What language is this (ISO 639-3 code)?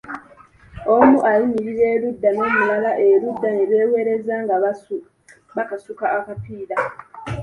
lug